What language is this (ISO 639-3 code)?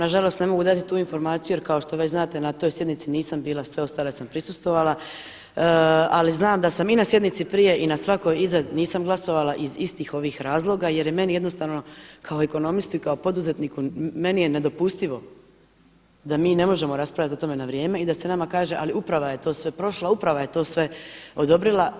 hrv